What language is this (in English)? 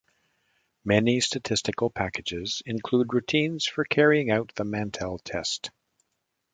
English